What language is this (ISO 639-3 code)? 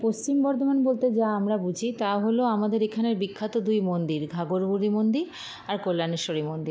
ben